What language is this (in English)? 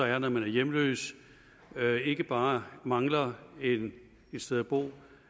Danish